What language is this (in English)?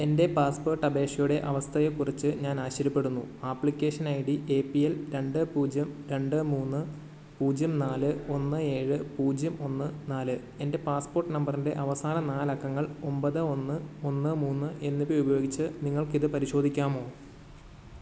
Malayalam